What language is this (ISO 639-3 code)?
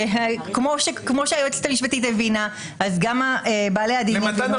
heb